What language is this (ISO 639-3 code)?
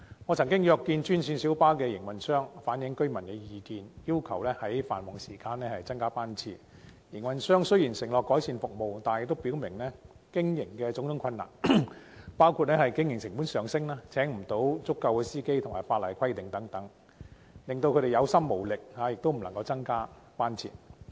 yue